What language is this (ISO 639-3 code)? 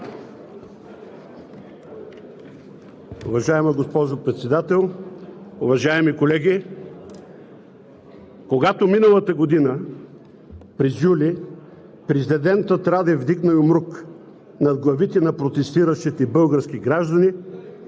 bul